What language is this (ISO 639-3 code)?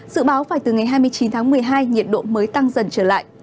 vie